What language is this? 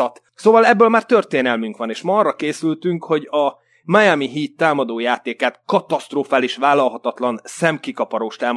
Hungarian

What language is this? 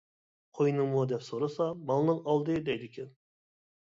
Uyghur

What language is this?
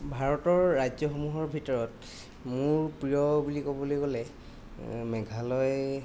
Assamese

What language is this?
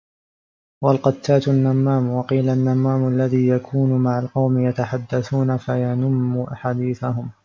Arabic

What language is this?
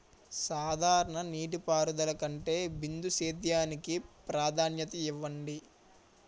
Telugu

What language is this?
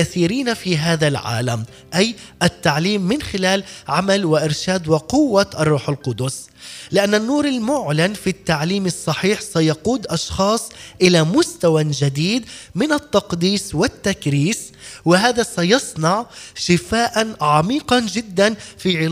Arabic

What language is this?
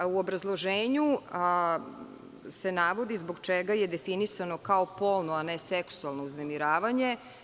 Serbian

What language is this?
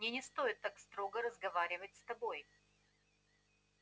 Russian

